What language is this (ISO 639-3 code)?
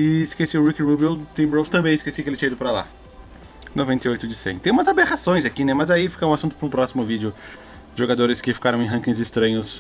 por